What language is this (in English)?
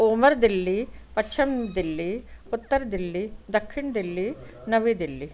Sindhi